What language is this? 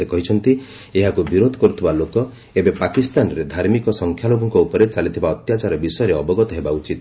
Odia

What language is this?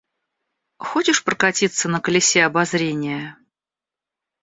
Russian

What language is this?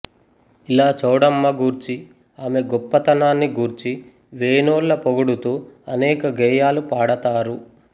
Telugu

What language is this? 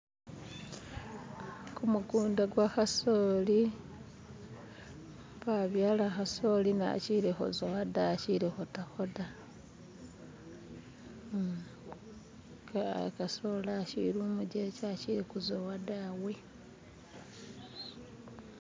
Masaaba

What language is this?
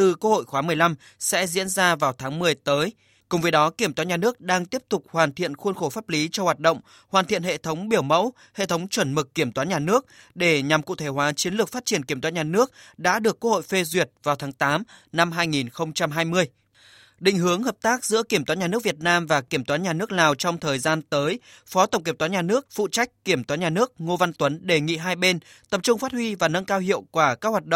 Vietnamese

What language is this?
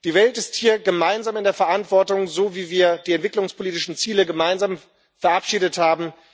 German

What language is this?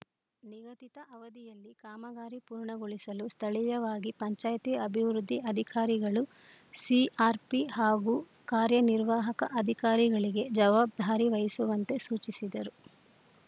Kannada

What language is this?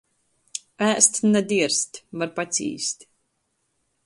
Latgalian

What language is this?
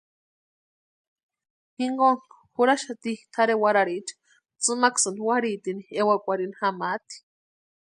Western Highland Purepecha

